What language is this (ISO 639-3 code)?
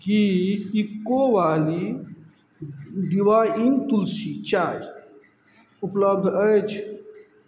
mai